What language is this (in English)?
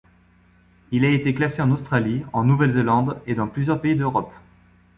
French